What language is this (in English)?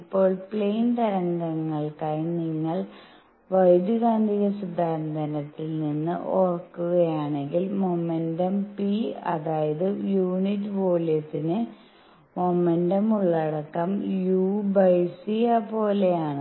Malayalam